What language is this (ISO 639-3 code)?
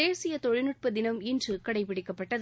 tam